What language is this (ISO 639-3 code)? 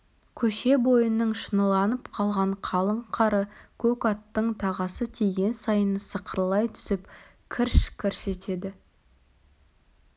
kaz